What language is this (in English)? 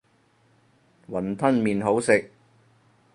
Cantonese